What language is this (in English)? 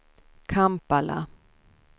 Swedish